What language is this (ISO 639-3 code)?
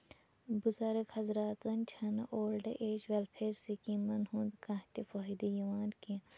kas